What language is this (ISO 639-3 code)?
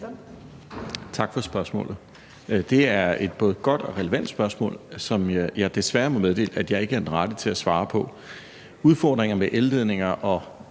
dan